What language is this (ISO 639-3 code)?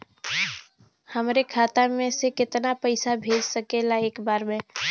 bho